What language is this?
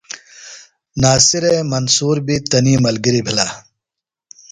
Phalura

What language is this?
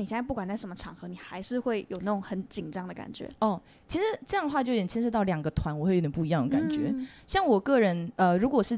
Chinese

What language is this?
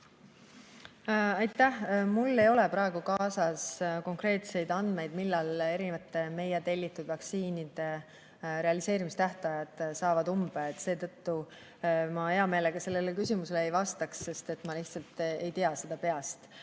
Estonian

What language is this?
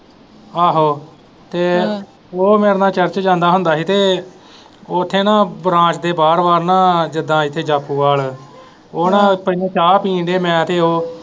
Punjabi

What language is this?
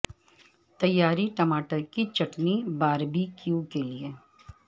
Urdu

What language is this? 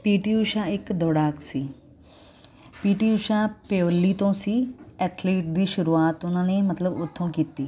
Punjabi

